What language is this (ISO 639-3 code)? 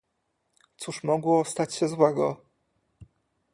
pol